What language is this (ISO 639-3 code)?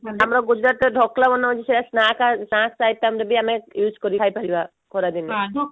ori